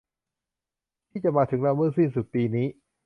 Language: Thai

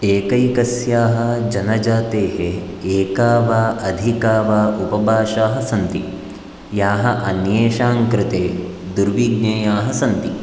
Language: Sanskrit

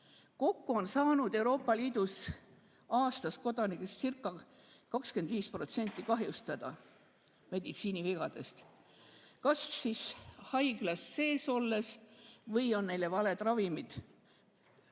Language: Estonian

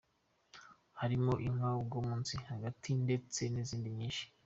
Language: Kinyarwanda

